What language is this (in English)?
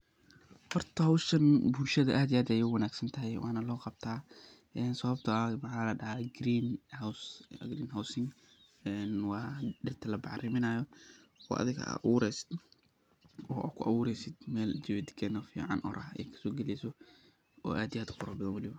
Somali